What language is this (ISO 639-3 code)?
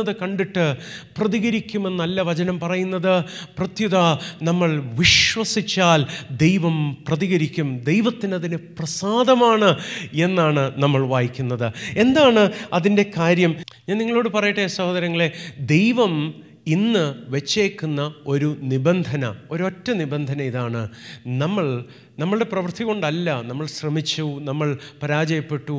mal